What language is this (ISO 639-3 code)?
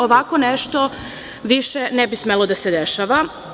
srp